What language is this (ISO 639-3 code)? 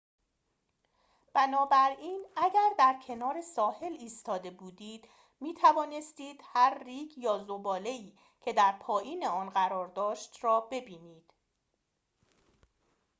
fas